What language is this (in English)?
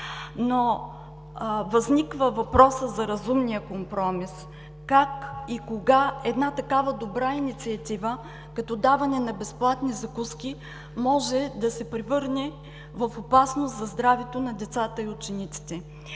Bulgarian